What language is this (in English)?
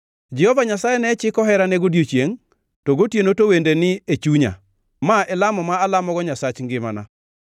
Luo (Kenya and Tanzania)